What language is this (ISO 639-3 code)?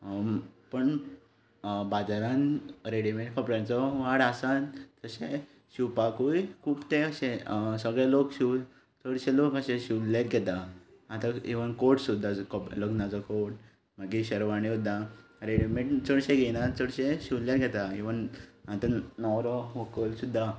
kok